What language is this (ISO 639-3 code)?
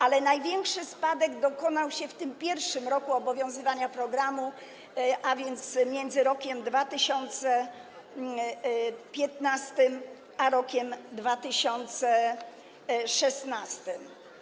pol